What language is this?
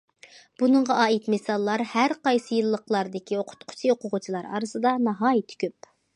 Uyghur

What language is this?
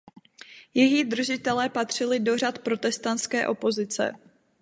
Czech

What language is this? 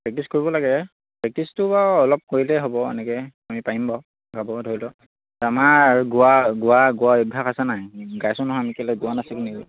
Assamese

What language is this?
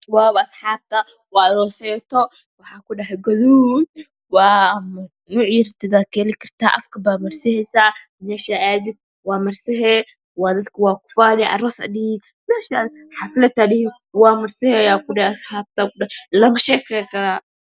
Somali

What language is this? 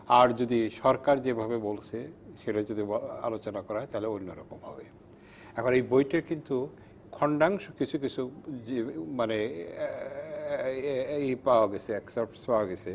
Bangla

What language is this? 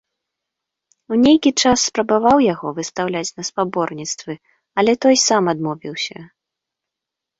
Belarusian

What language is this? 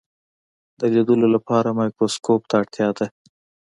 Pashto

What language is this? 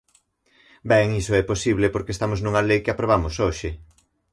Galician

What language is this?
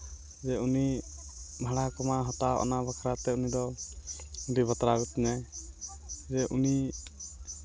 Santali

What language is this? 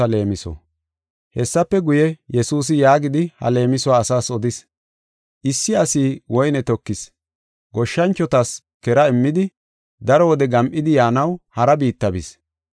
Gofa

